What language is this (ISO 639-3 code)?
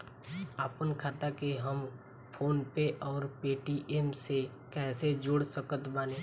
bho